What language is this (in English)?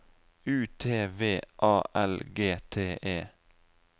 Norwegian